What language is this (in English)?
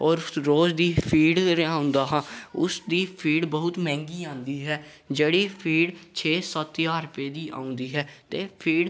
Punjabi